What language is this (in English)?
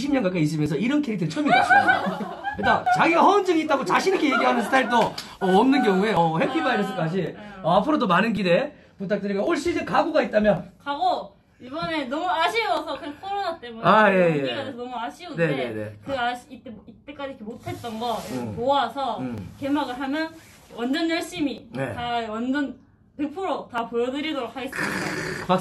Korean